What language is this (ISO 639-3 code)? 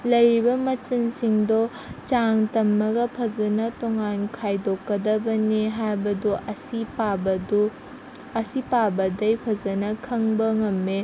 mni